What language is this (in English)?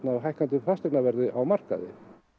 Icelandic